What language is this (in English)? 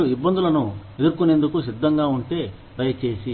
Telugu